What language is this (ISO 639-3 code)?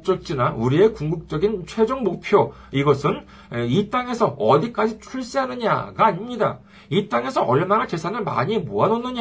kor